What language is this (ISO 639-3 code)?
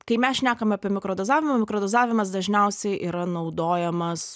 lit